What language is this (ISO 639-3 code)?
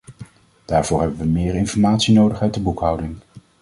nld